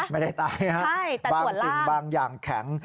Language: Thai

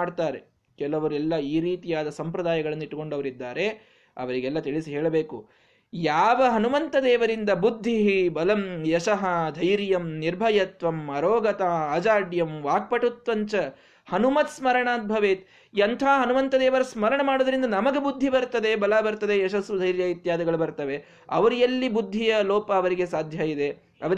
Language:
Kannada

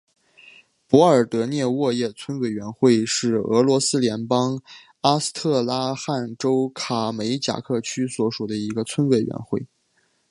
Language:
Chinese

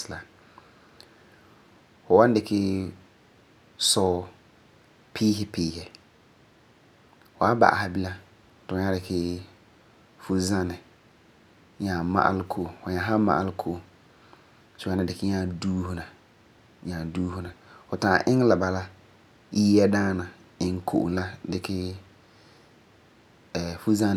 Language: Frafra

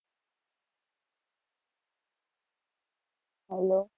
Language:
Gujarati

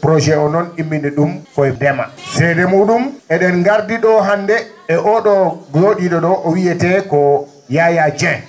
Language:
Fula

